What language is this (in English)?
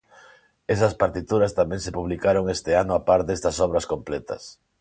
Galician